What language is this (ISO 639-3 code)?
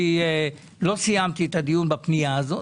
heb